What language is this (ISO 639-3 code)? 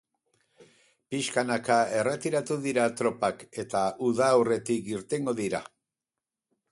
eus